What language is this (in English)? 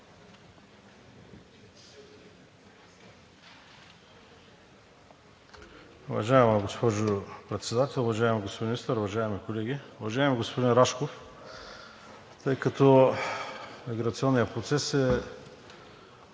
Bulgarian